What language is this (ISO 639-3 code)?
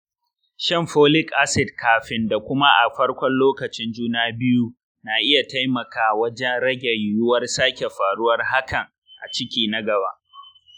hau